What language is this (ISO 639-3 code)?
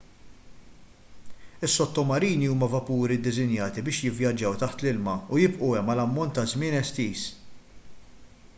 mlt